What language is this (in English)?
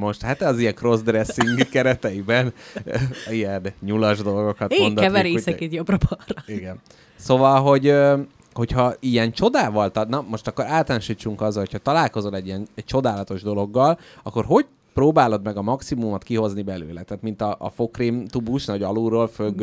Hungarian